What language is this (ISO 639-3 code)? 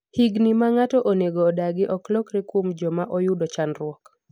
luo